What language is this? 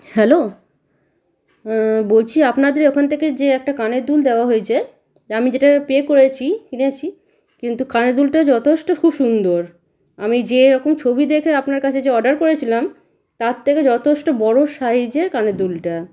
Bangla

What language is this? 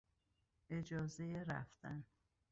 Persian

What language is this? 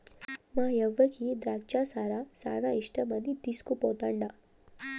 Telugu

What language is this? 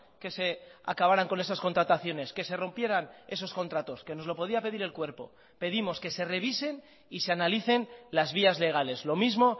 Spanish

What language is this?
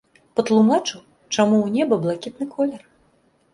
Belarusian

